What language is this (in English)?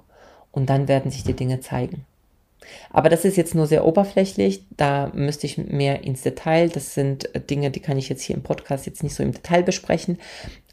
German